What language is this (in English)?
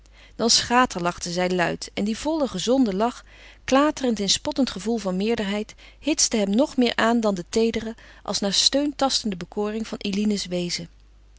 Dutch